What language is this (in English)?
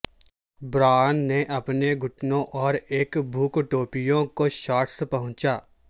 Urdu